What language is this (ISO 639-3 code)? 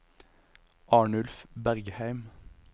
nor